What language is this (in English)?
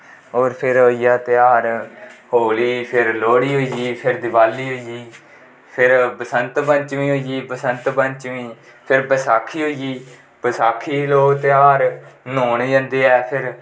Dogri